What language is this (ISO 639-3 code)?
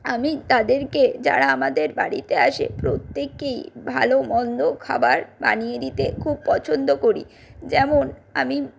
ben